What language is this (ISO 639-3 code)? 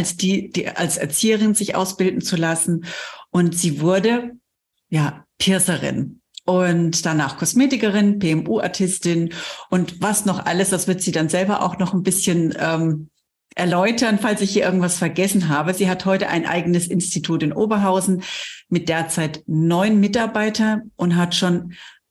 deu